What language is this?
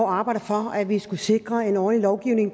Danish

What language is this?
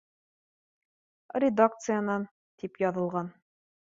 Bashkir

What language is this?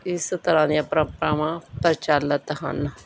Punjabi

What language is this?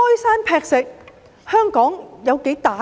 Cantonese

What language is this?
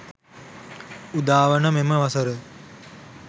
Sinhala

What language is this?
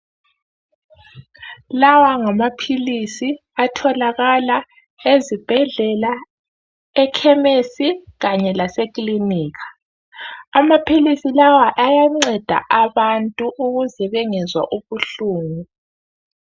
North Ndebele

